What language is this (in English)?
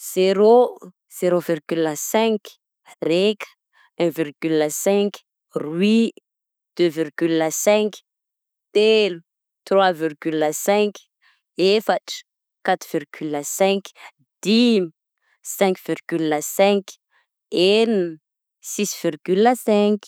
Southern Betsimisaraka Malagasy